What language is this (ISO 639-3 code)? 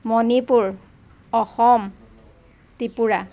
asm